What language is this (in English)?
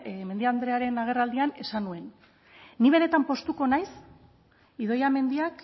Basque